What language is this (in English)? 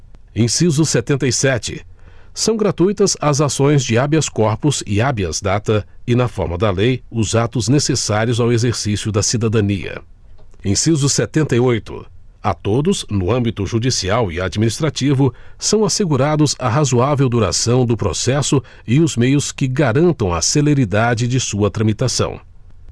Portuguese